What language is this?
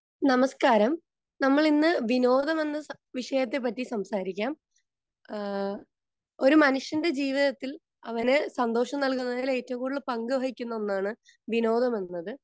Malayalam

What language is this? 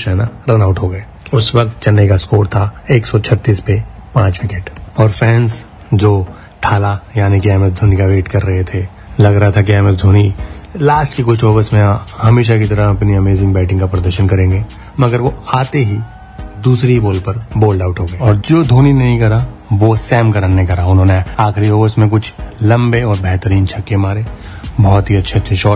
Hindi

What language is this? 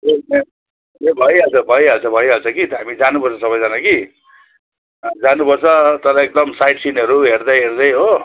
Nepali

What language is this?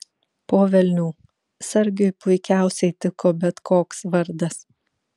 Lithuanian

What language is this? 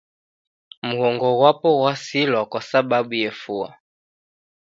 Taita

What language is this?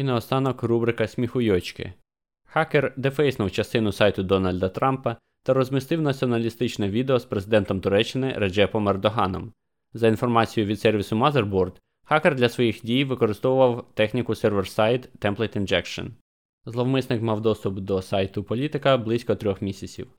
Ukrainian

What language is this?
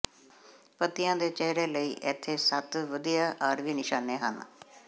Punjabi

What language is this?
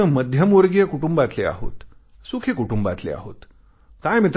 Marathi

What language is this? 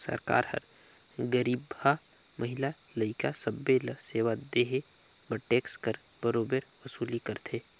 Chhattisgarhi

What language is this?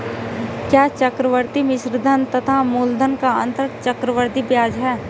Hindi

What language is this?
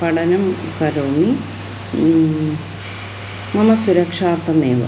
Sanskrit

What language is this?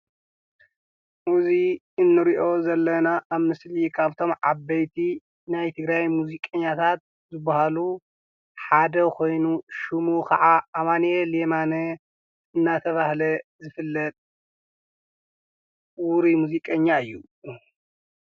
Tigrinya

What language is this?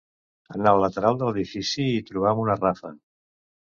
Catalan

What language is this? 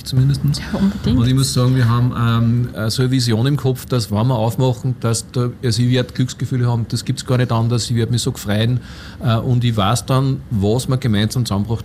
German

